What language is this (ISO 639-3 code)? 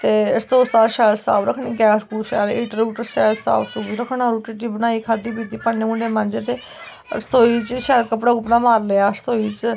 doi